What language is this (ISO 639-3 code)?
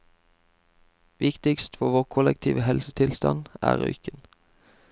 nor